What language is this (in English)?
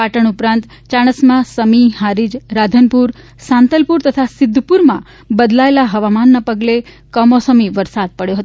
Gujarati